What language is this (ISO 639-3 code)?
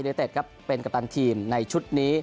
tha